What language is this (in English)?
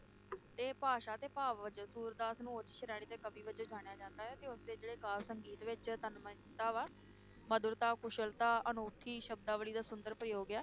Punjabi